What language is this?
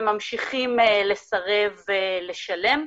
Hebrew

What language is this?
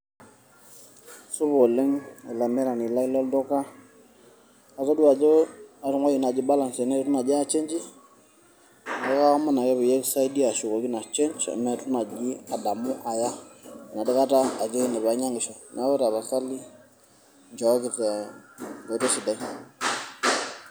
Masai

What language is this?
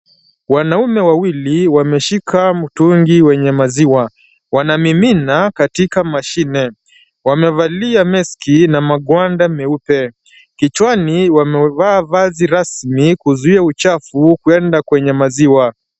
Swahili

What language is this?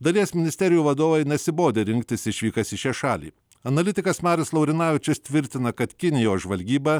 Lithuanian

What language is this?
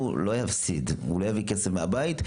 Hebrew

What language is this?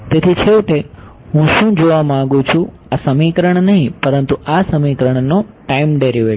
Gujarati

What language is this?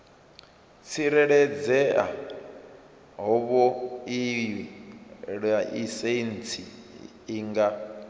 Venda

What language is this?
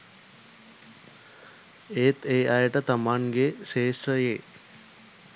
Sinhala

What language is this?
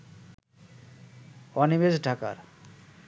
Bangla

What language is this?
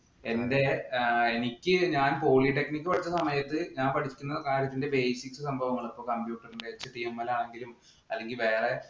Malayalam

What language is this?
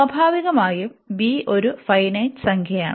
Malayalam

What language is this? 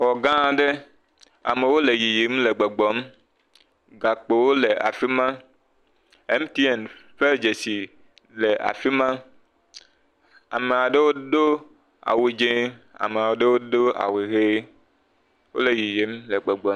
Ewe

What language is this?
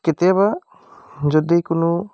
Assamese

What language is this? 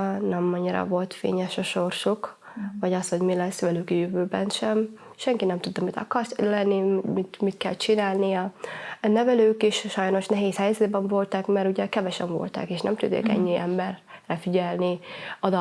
Hungarian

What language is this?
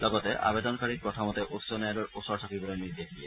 Assamese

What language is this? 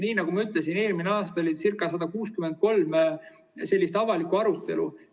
Estonian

